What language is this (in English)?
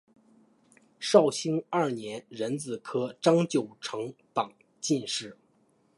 Chinese